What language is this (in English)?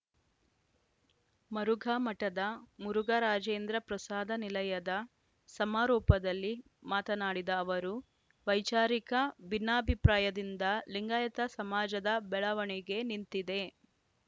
Kannada